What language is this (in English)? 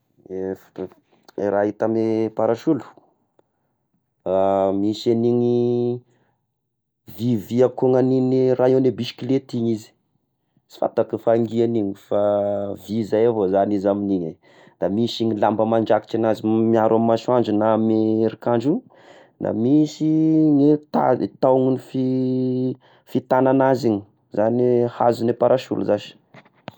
Tesaka Malagasy